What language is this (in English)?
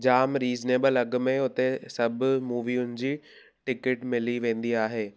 Sindhi